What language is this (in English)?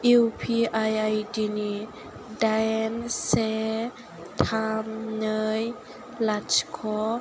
Bodo